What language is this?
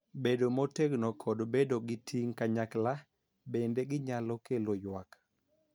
Luo (Kenya and Tanzania)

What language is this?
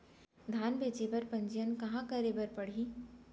Chhattisgarhi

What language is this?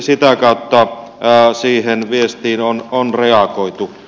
Finnish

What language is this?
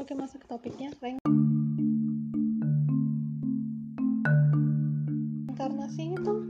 Indonesian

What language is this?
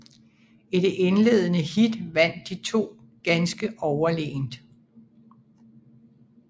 Danish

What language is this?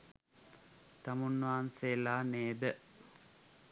Sinhala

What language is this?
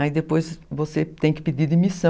Portuguese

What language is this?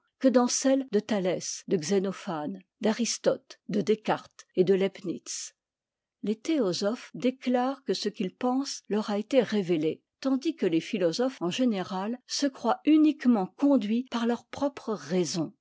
French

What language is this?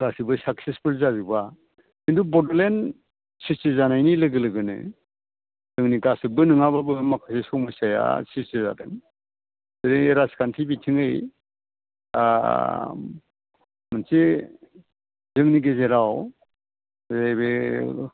Bodo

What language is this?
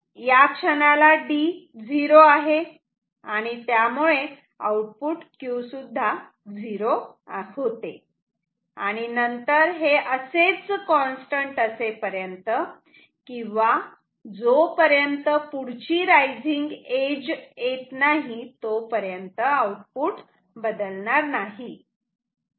Marathi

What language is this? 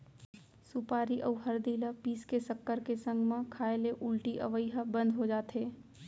Chhattisgarhi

